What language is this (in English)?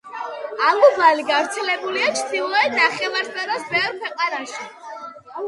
Georgian